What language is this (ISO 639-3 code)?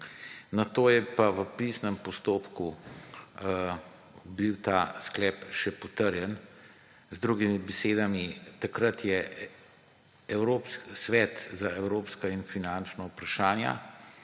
slv